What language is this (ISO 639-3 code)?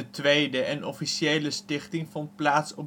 nld